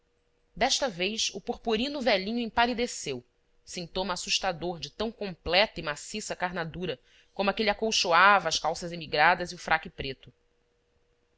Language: Portuguese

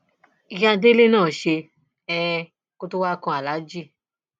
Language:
Yoruba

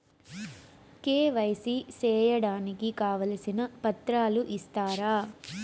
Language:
Telugu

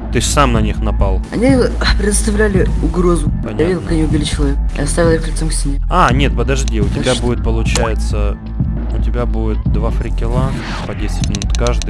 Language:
Russian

